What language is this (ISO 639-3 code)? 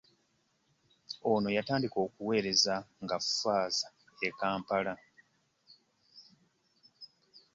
lug